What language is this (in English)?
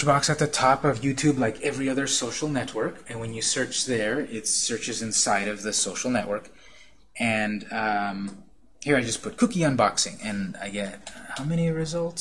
English